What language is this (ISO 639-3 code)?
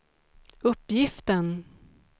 swe